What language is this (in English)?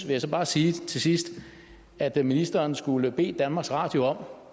Danish